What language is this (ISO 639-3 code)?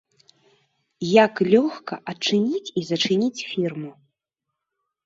bel